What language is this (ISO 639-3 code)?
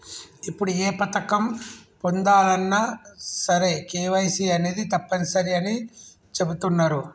tel